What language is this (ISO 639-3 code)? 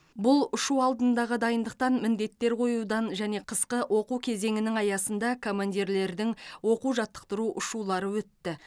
kaz